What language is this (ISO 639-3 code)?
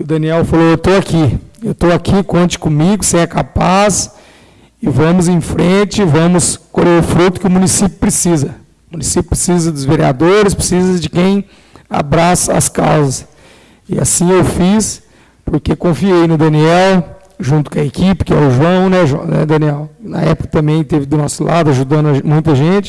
por